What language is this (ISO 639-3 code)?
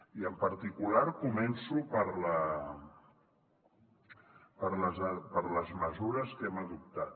cat